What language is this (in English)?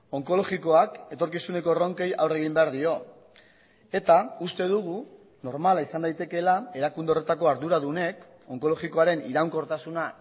Basque